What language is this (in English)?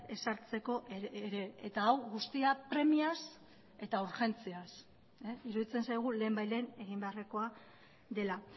Basque